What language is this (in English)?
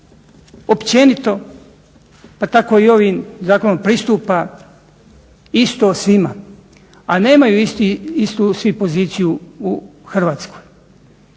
Croatian